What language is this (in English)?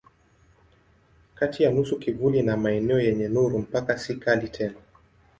Swahili